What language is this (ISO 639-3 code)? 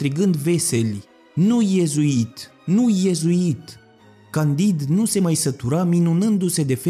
ron